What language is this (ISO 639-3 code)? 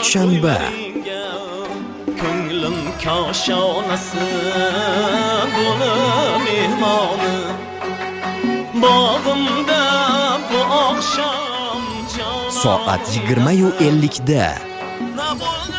uzb